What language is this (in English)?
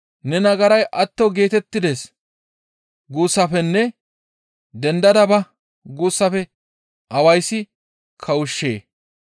Gamo